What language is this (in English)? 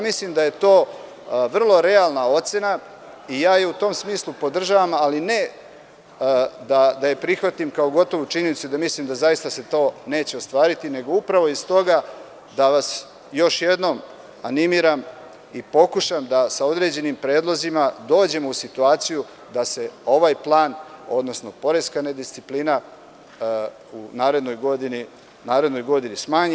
Serbian